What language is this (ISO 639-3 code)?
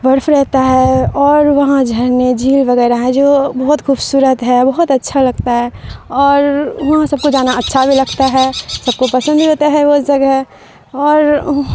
urd